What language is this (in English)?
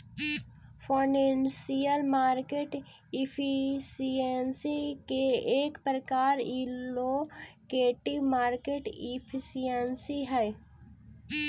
Magahi